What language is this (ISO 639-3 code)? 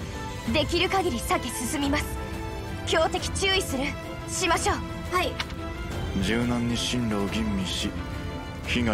jpn